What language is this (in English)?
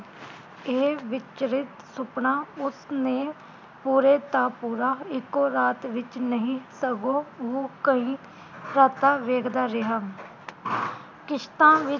Punjabi